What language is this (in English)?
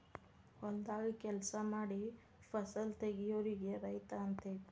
Kannada